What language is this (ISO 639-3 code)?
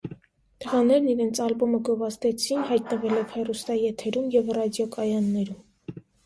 hye